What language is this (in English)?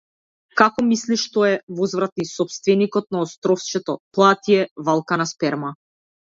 Macedonian